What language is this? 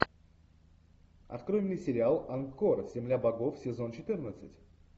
Russian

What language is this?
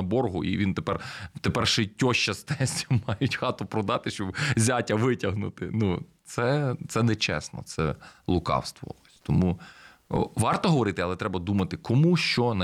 Ukrainian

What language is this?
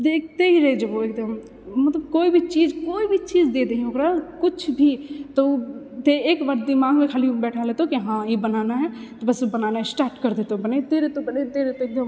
Maithili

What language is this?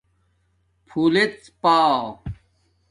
Domaaki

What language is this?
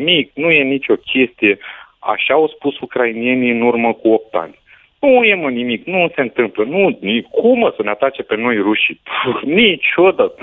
Romanian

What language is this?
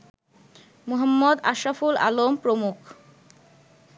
Bangla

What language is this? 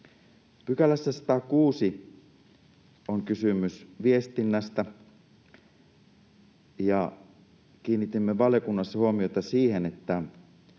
Finnish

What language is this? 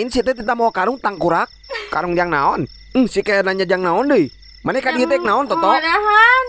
Indonesian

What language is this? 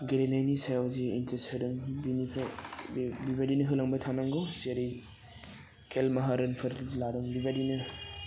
Bodo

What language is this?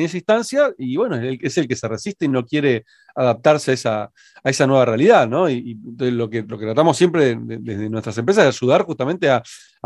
Spanish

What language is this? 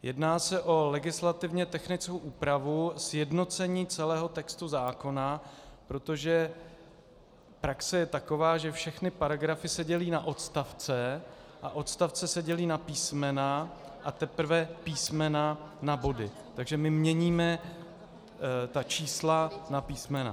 Czech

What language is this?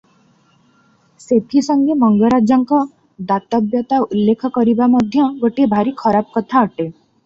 Odia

